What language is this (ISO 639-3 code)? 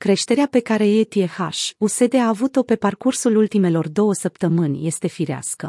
ron